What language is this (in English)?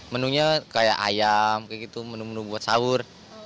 Indonesian